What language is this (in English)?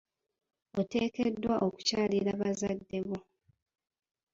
Ganda